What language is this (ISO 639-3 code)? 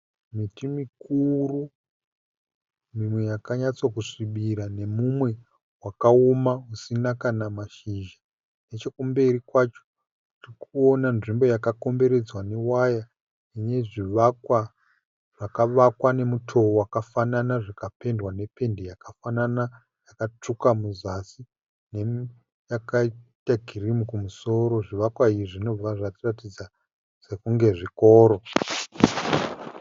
sna